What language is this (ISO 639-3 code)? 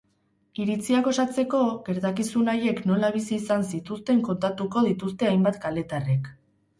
eus